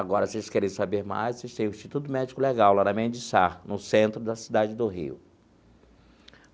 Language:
Portuguese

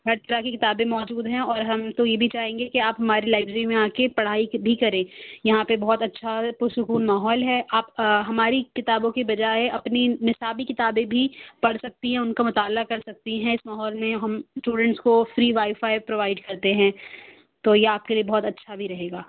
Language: Urdu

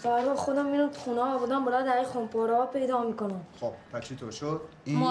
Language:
Persian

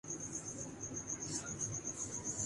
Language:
Urdu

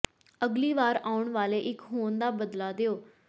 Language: Punjabi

